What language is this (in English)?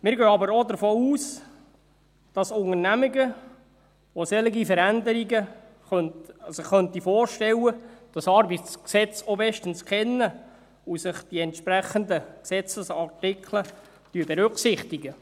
Swiss German